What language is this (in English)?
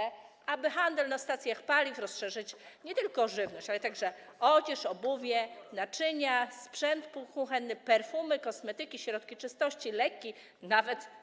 Polish